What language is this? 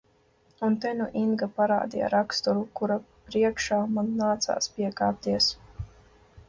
Latvian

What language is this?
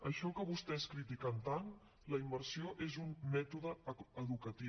Catalan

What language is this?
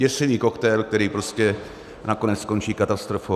Czech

